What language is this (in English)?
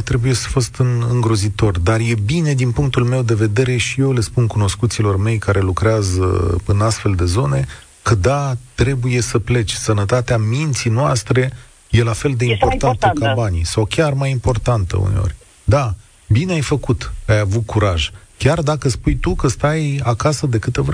Romanian